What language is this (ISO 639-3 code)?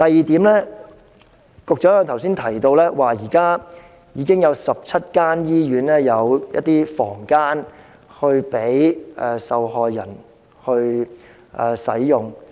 yue